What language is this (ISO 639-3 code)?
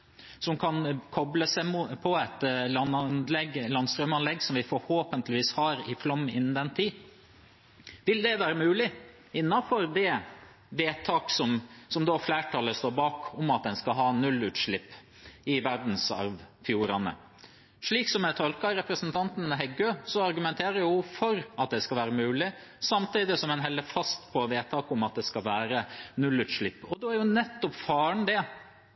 nob